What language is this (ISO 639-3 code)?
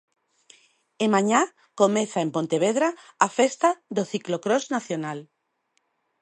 glg